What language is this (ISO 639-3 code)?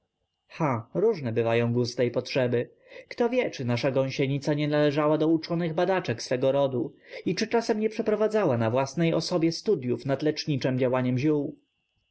pol